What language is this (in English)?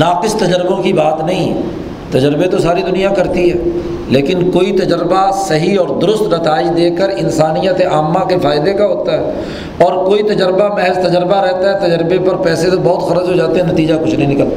Urdu